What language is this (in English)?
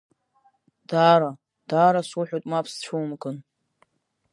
Abkhazian